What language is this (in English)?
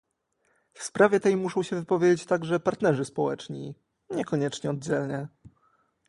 Polish